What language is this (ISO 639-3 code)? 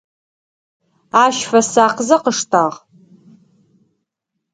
ady